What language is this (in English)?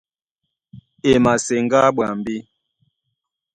Duala